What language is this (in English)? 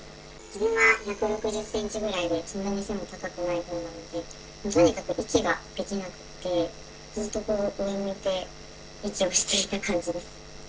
Japanese